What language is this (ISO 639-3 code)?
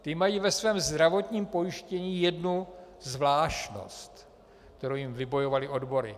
ces